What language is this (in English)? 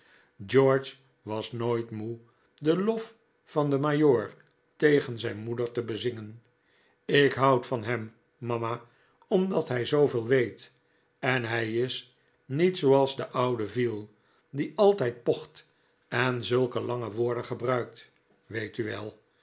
Dutch